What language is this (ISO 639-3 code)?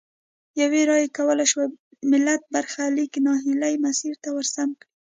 pus